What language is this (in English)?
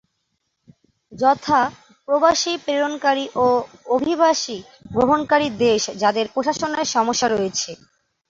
Bangla